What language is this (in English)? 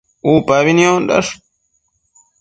Matsés